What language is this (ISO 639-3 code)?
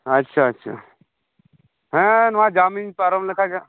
sat